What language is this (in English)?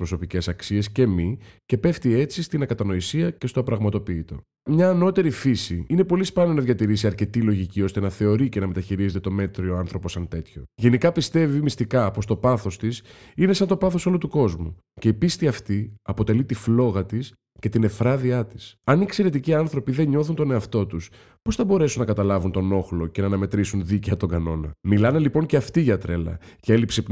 Greek